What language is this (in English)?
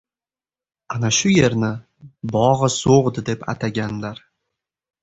Uzbek